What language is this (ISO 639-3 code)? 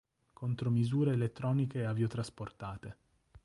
ita